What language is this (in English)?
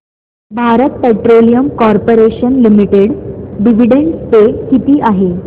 Marathi